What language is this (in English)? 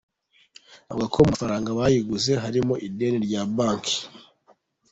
Kinyarwanda